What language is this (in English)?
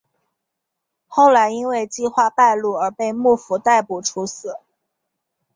Chinese